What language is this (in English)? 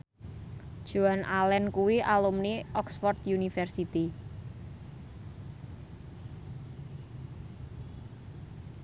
Javanese